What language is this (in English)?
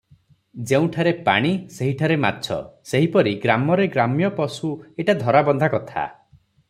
Odia